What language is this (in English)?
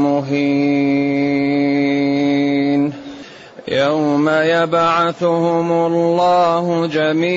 Arabic